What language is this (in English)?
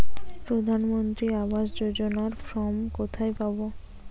Bangla